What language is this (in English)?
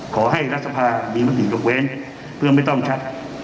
Thai